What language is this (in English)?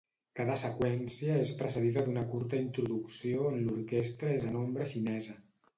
Catalan